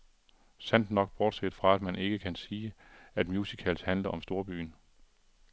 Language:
Danish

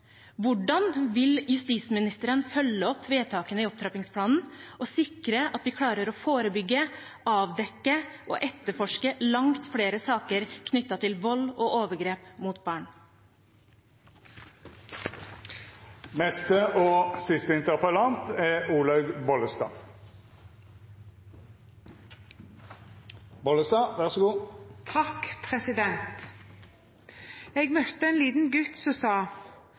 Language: Norwegian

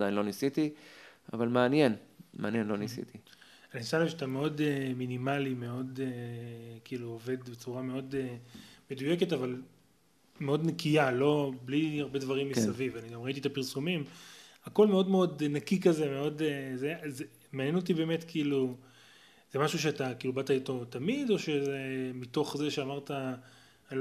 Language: Hebrew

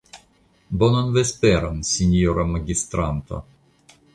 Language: Esperanto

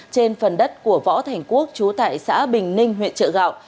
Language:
Vietnamese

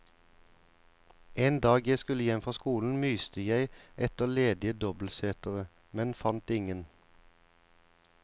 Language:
Norwegian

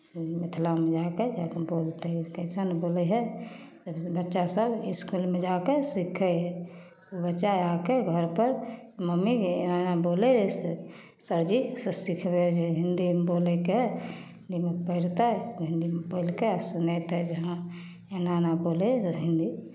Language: Maithili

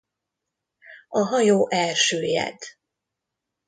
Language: Hungarian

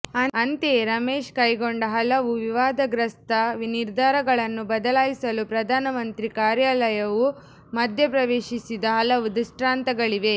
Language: Kannada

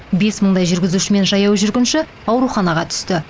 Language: Kazakh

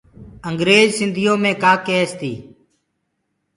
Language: Gurgula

